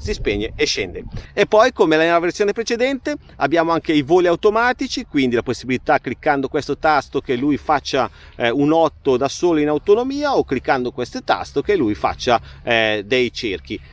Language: Italian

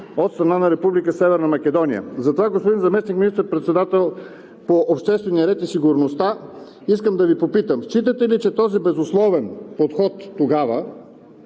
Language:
Bulgarian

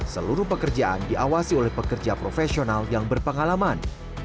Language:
Indonesian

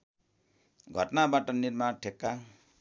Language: Nepali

